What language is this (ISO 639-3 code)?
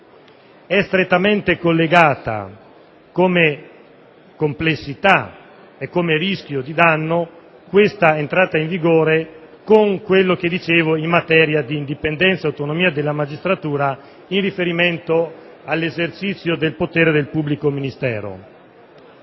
ita